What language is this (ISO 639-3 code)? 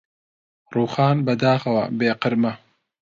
ckb